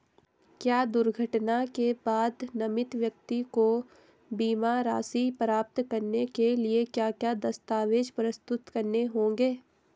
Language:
Hindi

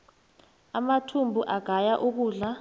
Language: South Ndebele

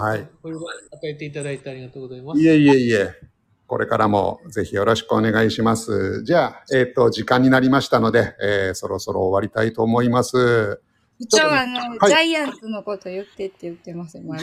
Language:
Japanese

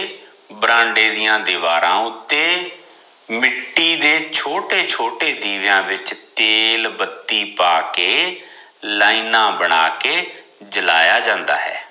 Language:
Punjabi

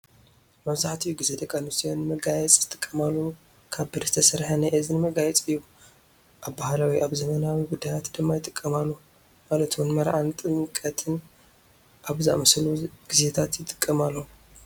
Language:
Tigrinya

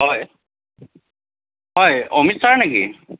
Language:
Assamese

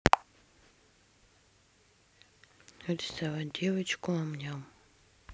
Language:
Russian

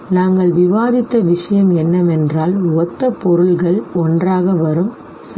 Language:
Tamil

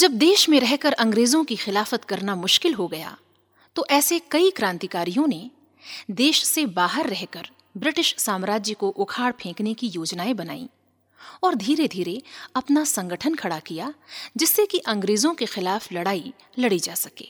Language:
Hindi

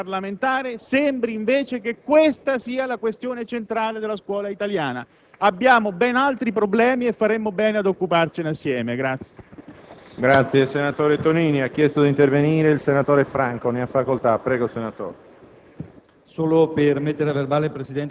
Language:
Italian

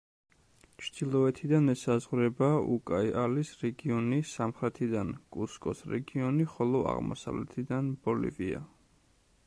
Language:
Georgian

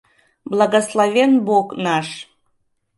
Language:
Mari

